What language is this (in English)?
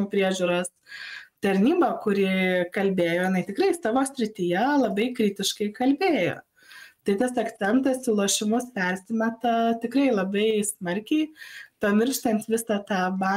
Lithuanian